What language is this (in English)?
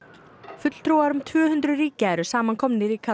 Icelandic